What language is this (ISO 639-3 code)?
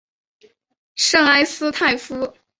zho